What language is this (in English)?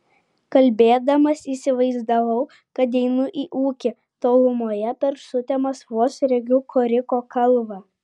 Lithuanian